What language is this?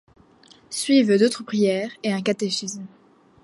French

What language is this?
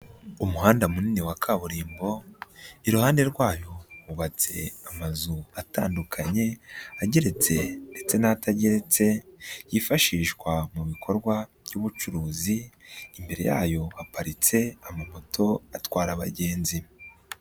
Kinyarwanda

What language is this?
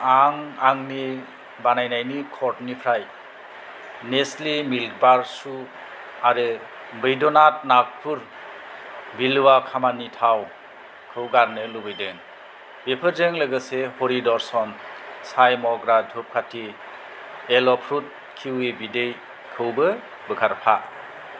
Bodo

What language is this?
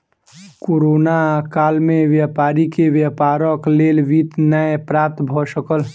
Maithili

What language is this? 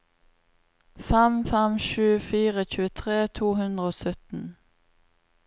Norwegian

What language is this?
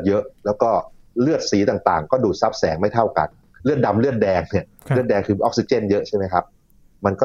Thai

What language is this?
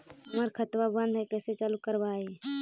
Magahi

